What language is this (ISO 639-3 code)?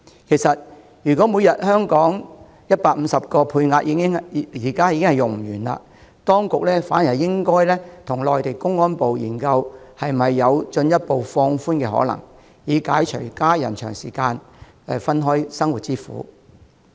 yue